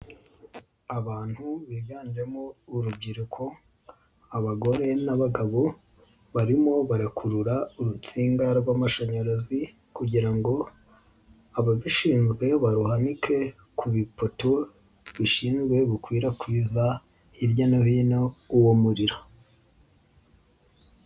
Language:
Kinyarwanda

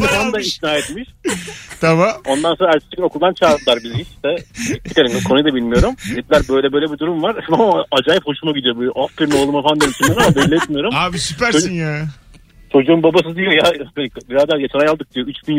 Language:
Turkish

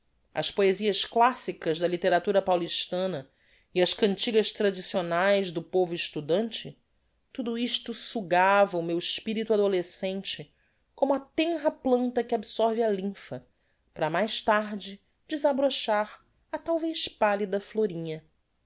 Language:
Portuguese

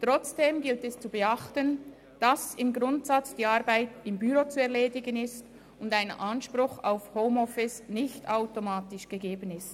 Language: Swiss German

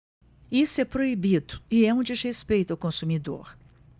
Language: Portuguese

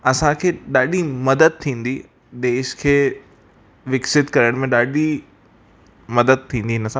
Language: Sindhi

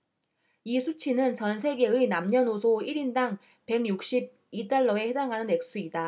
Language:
Korean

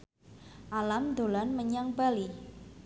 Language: Javanese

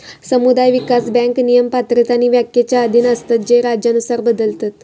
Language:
Marathi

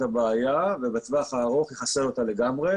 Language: Hebrew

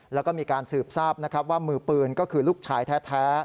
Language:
Thai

